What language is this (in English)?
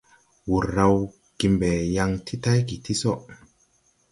Tupuri